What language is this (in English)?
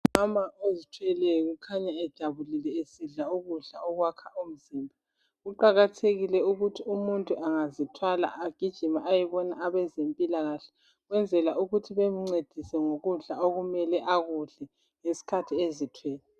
North Ndebele